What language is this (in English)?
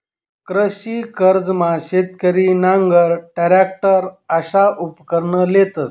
Marathi